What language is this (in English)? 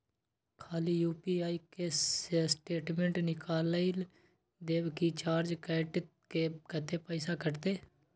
Maithili